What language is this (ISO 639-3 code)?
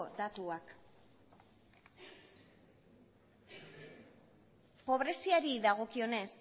eus